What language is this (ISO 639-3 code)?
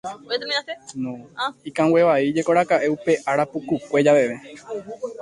grn